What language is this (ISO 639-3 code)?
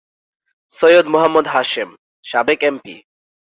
ben